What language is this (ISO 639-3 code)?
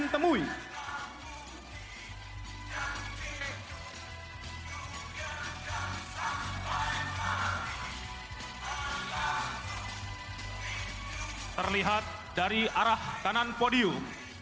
ind